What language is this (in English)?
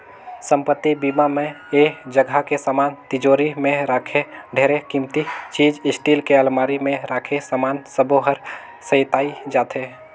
Chhattisgarhi